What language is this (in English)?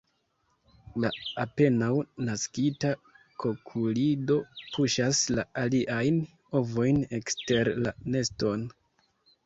Esperanto